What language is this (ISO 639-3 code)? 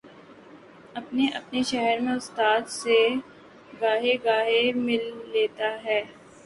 urd